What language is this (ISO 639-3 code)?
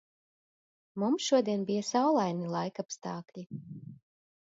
lav